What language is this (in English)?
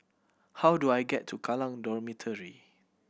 English